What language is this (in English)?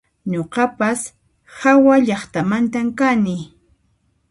Puno Quechua